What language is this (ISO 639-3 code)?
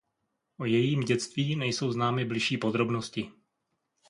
ces